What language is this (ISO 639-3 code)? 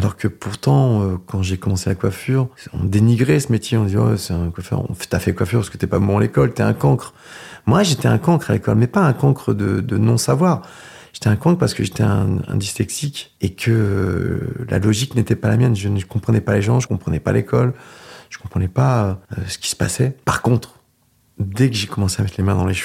fra